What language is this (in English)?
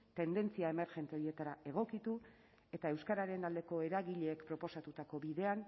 Basque